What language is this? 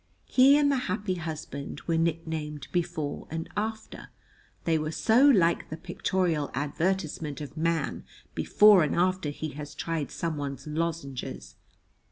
English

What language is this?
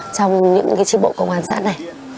Vietnamese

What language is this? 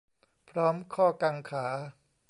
Thai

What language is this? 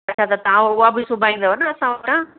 Sindhi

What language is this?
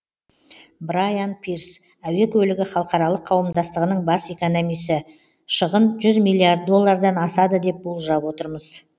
Kazakh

